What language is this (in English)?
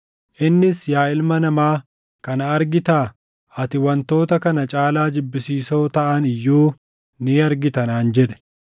Oromo